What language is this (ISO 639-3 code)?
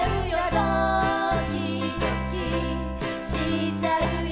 jpn